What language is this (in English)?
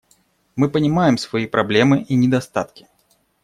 Russian